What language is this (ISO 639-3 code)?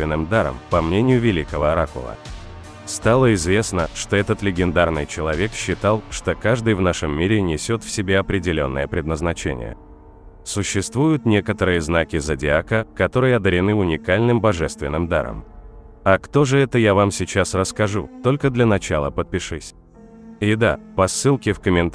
rus